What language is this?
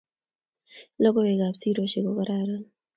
Kalenjin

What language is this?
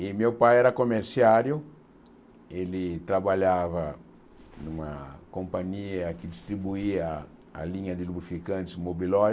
Portuguese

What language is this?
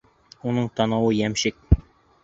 Bashkir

